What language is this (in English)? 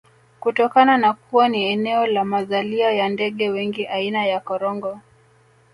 Swahili